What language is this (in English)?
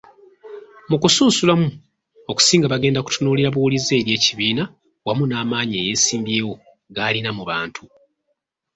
Ganda